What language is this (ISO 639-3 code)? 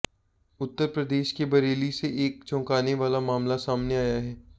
hin